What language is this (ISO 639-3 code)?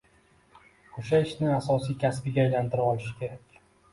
uzb